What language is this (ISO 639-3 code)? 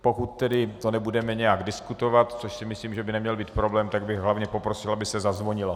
ces